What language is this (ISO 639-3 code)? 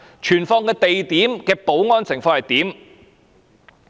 yue